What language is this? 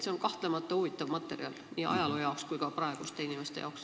Estonian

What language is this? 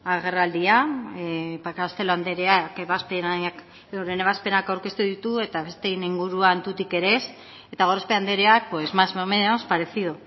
Basque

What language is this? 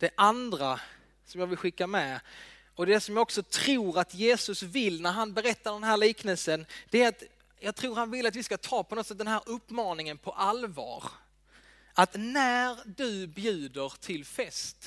Swedish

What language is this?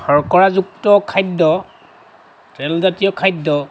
Assamese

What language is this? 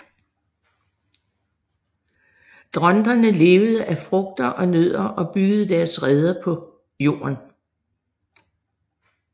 Danish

